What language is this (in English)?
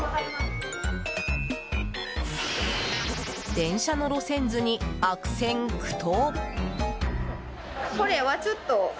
Japanese